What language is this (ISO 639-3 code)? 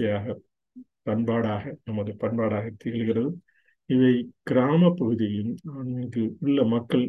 tam